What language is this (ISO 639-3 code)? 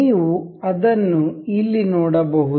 kan